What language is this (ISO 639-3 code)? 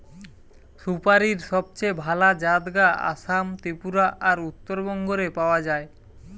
ben